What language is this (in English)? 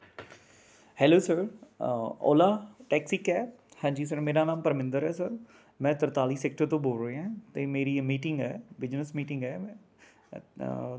Punjabi